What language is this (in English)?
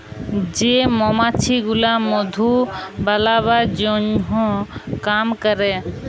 Bangla